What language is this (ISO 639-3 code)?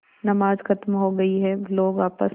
hin